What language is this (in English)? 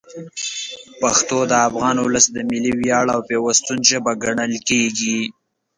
Pashto